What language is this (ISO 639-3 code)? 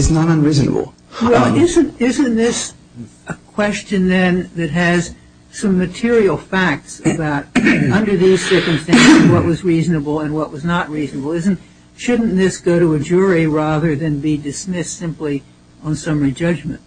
eng